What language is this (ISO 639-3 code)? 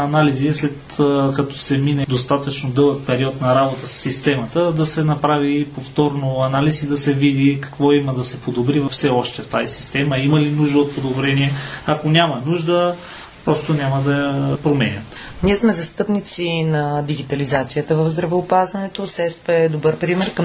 bul